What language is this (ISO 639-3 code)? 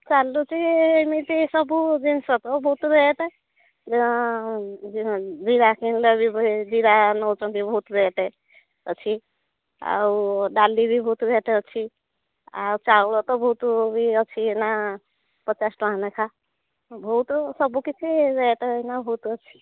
ori